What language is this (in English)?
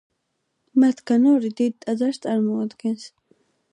Georgian